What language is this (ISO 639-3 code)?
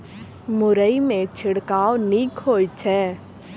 mai